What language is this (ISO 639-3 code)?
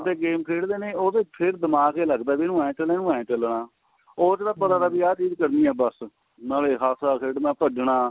pan